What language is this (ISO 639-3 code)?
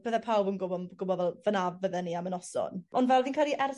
cym